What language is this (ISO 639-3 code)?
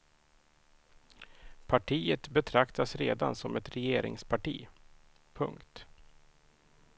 swe